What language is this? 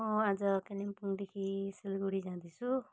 Nepali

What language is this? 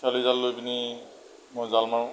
Assamese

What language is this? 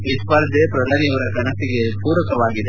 Kannada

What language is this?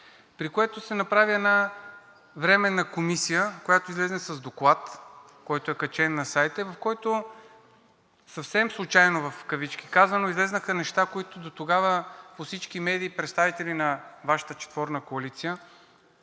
Bulgarian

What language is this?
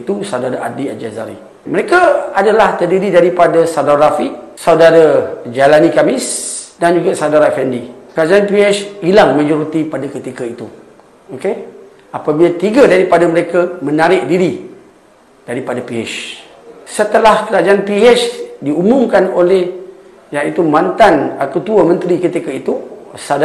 Malay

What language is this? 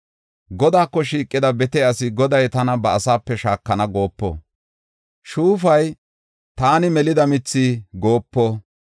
Gofa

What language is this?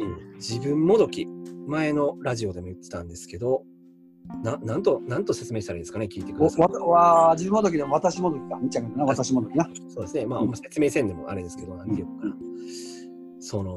Japanese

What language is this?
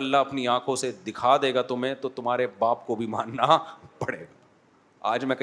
Urdu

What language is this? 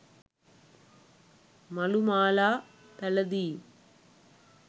Sinhala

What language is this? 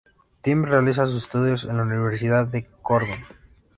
Spanish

